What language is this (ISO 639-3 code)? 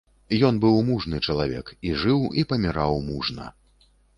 bel